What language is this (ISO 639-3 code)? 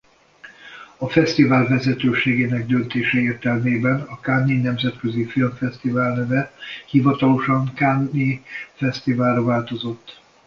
hun